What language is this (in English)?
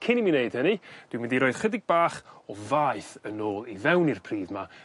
Welsh